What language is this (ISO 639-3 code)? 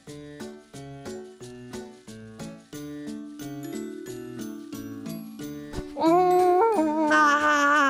jpn